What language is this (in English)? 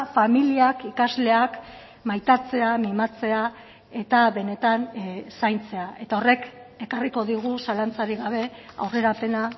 Basque